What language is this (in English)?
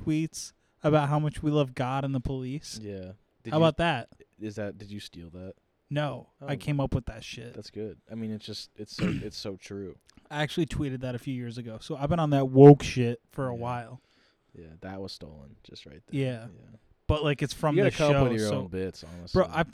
English